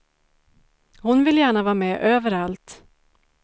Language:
Swedish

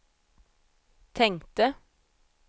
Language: Swedish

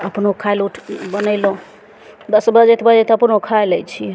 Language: Maithili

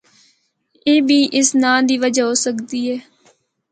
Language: Northern Hindko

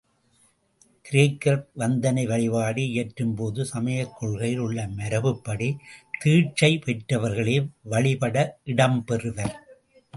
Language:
Tamil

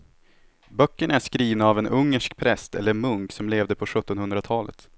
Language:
Swedish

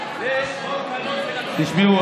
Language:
Hebrew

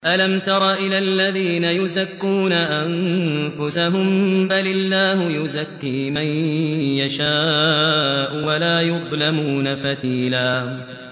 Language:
Arabic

